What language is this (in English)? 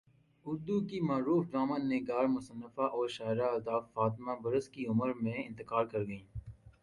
Urdu